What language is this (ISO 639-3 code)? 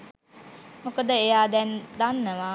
sin